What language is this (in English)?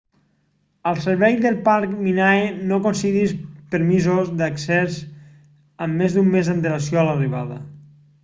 Catalan